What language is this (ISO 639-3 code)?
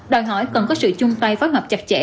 vie